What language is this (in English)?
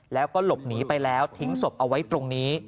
Thai